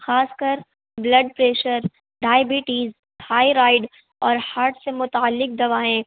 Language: Urdu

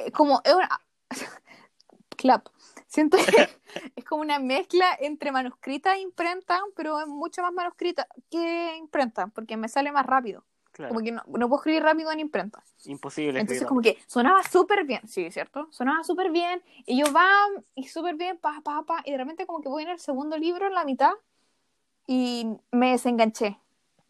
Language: Spanish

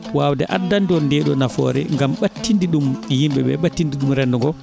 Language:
Fula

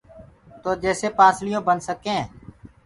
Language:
Gurgula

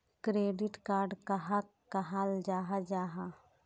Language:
Magahi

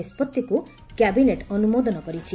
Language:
Odia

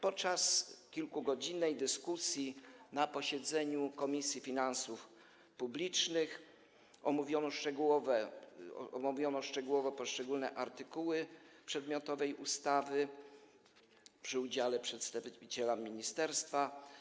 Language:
Polish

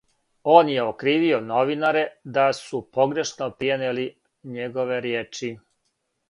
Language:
Serbian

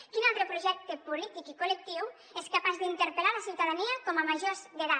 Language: Catalan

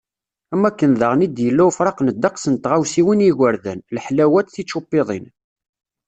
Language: Kabyle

